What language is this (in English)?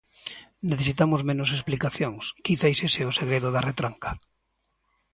Galician